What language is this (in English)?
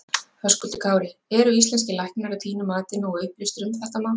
Icelandic